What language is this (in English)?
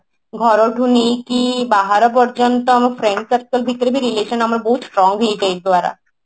Odia